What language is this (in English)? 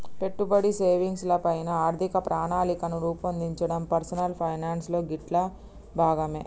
Telugu